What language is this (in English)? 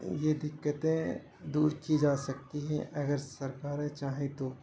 Urdu